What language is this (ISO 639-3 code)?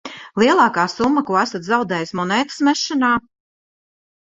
lav